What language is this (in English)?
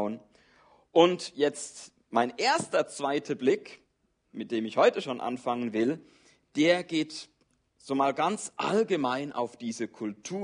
German